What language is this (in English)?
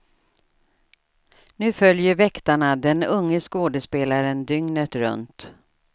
Swedish